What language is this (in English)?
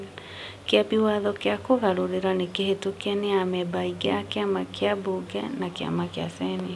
Kikuyu